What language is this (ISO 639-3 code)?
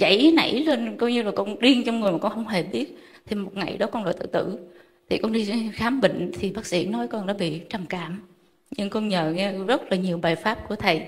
vie